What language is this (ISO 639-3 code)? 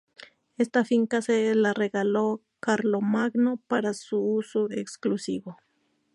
spa